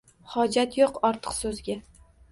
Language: Uzbek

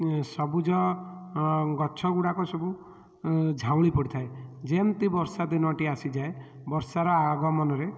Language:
Odia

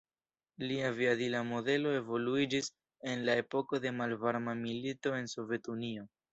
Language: Esperanto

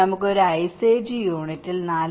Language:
Malayalam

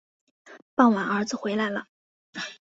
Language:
Chinese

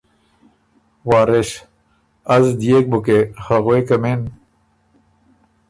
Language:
Ormuri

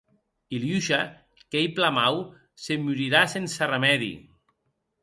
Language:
Occitan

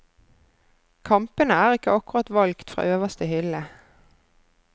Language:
Norwegian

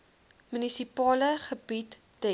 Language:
Afrikaans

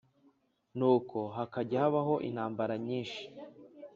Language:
Kinyarwanda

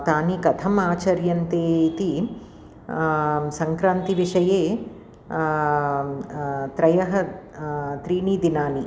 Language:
Sanskrit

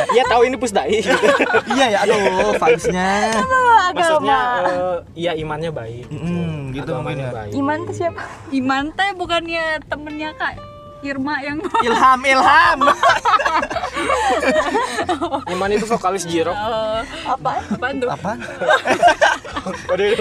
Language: Indonesian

